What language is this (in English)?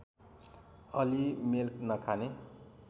Nepali